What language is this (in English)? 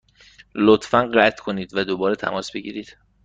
Persian